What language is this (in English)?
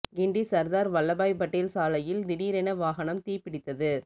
Tamil